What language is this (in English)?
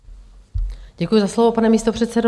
Czech